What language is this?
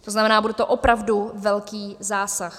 Czech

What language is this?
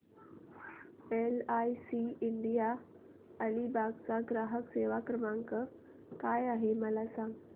Marathi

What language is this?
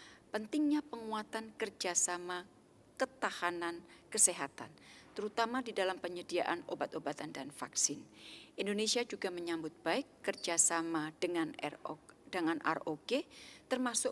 Indonesian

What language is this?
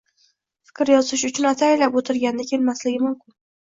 Uzbek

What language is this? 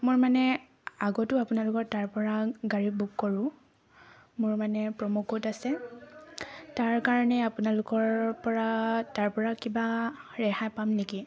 Assamese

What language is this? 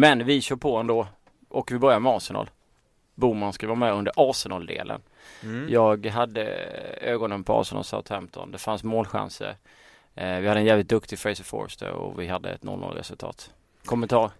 Swedish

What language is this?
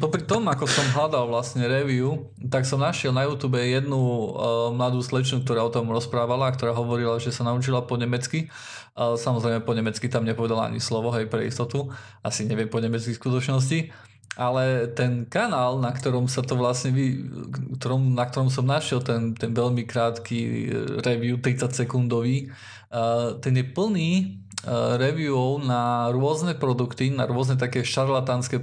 Slovak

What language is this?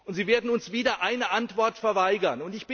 German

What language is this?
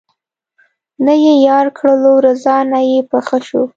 Pashto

